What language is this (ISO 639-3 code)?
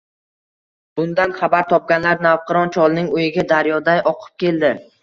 uzb